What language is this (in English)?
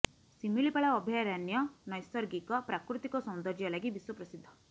Odia